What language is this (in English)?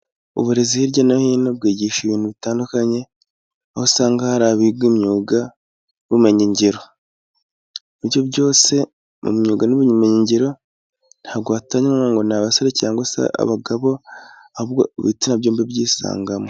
Kinyarwanda